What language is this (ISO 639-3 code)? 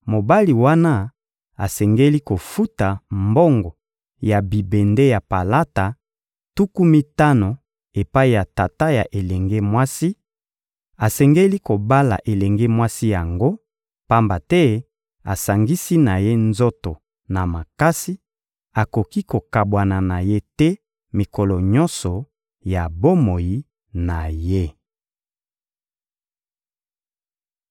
lin